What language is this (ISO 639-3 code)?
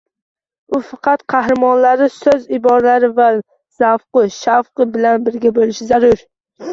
uzb